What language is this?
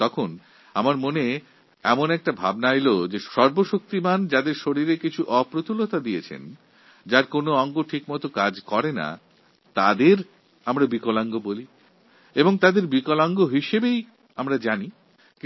Bangla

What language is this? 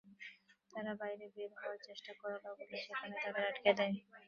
Bangla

